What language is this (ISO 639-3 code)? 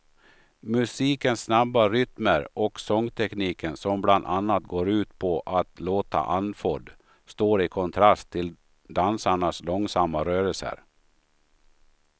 swe